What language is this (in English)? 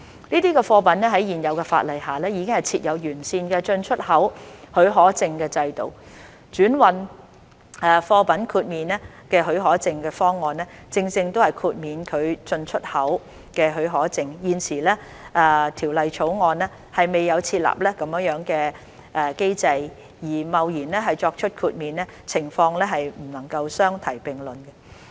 Cantonese